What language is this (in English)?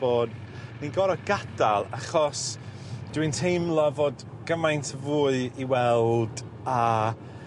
Welsh